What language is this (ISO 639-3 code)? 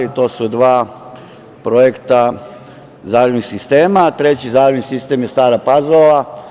srp